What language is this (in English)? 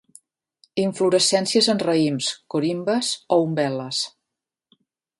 Catalan